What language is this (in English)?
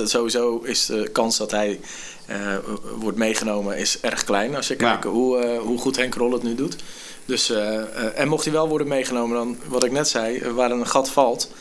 Dutch